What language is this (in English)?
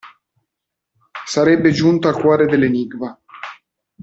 Italian